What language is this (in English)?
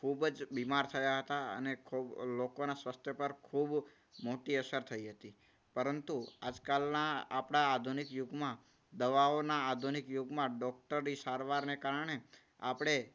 Gujarati